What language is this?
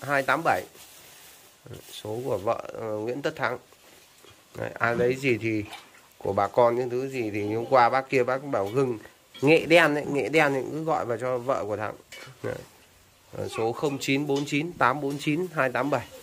Vietnamese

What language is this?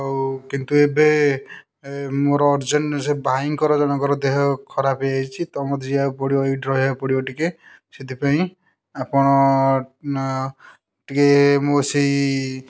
Odia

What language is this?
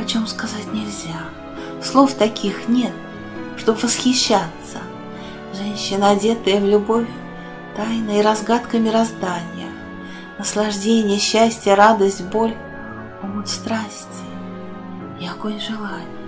Russian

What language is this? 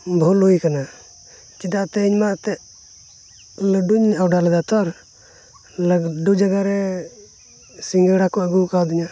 Santali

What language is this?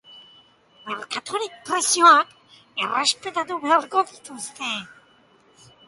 Basque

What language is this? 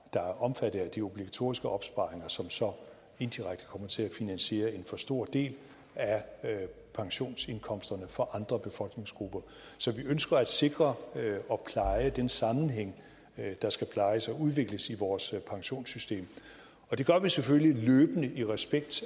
Danish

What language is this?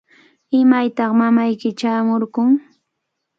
Cajatambo North Lima Quechua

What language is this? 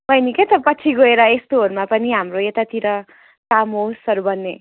Nepali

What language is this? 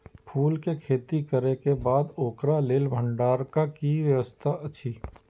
Maithili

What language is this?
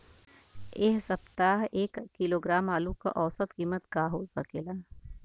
Bhojpuri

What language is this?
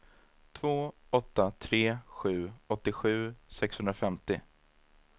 Swedish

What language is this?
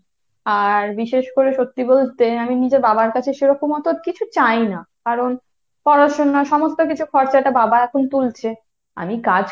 Bangla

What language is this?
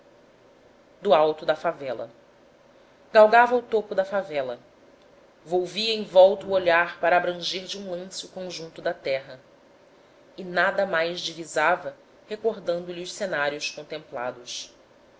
Portuguese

